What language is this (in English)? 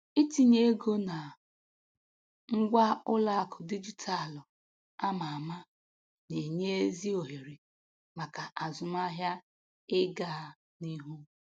Igbo